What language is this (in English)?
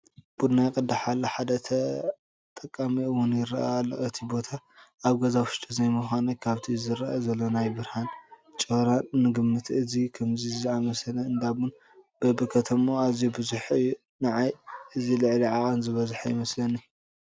Tigrinya